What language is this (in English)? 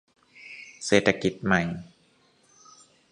Thai